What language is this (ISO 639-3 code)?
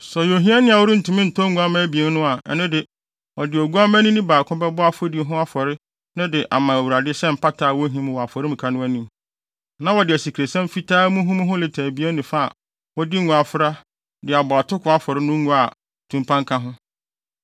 aka